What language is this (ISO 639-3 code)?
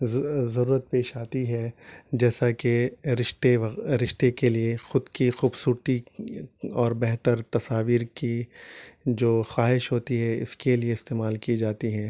urd